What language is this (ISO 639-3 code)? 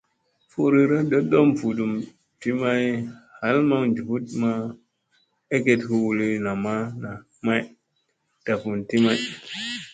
mse